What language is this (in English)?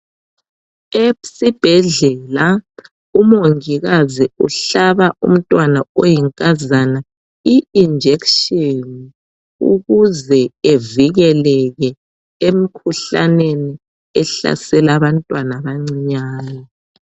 North Ndebele